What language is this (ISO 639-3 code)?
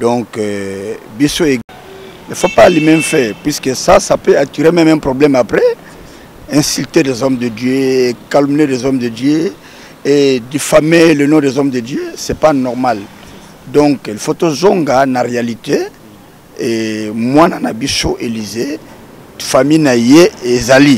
fra